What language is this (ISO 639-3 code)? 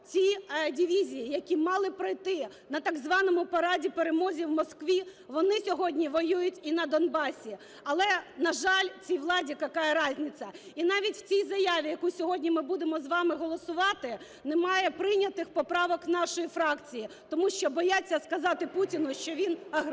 ukr